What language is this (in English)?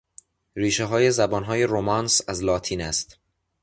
Persian